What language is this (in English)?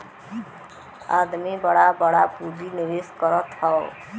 Bhojpuri